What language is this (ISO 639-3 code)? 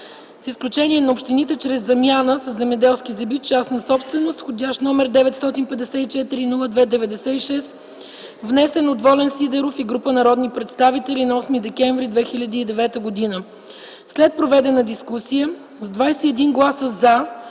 bul